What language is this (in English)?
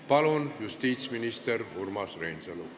Estonian